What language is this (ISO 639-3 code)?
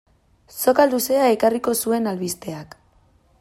eus